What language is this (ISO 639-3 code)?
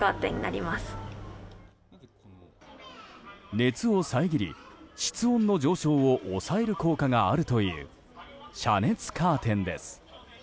jpn